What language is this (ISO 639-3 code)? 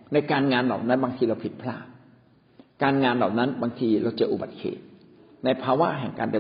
tha